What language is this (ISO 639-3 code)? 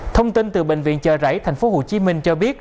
vie